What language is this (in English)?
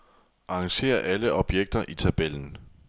Danish